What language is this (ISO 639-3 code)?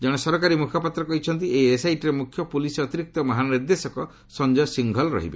ori